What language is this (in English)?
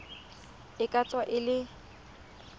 Tswana